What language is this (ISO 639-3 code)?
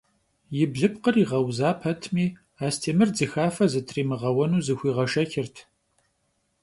kbd